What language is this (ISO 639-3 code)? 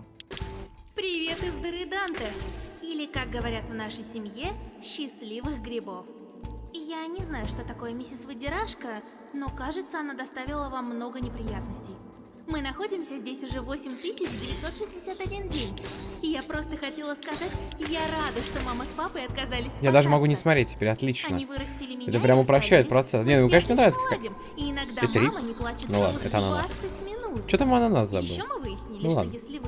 rus